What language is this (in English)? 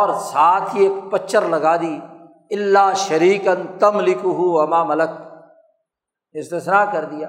Urdu